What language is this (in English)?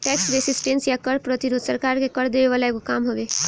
Bhojpuri